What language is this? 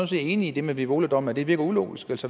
Danish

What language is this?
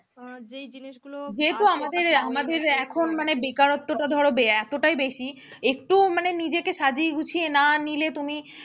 Bangla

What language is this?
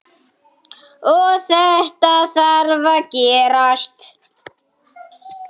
Icelandic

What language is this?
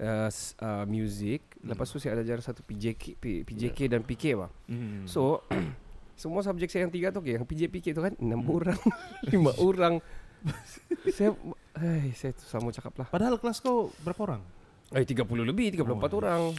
Malay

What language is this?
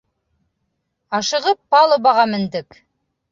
Bashkir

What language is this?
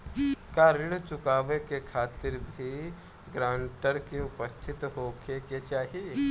Bhojpuri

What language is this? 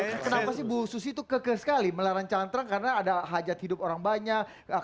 Indonesian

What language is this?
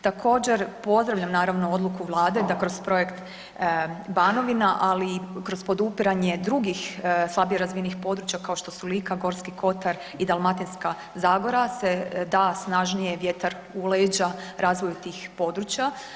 Croatian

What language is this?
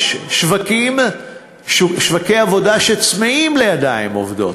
Hebrew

